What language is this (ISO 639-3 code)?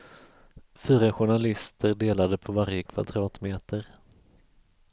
swe